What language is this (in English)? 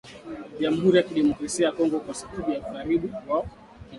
Swahili